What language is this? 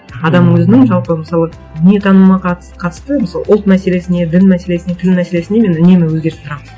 Kazakh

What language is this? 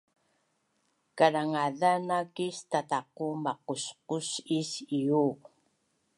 Bunun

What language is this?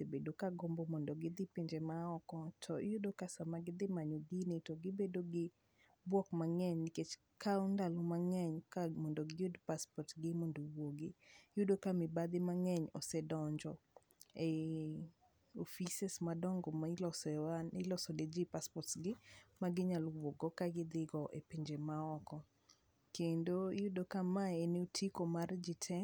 Luo (Kenya and Tanzania)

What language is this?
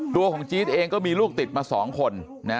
Thai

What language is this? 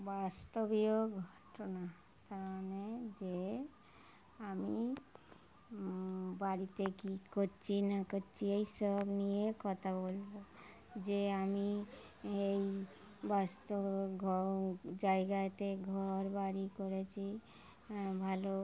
Bangla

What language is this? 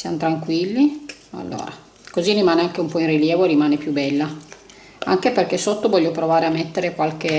Italian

